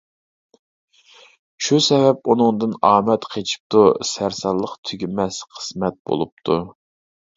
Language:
Uyghur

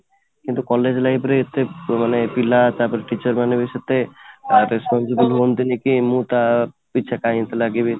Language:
Odia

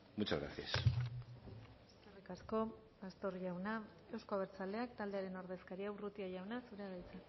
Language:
Basque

